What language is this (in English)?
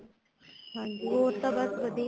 Punjabi